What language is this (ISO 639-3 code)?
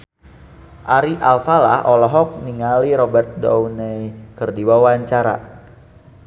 sun